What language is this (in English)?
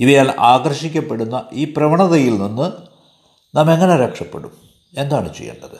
Malayalam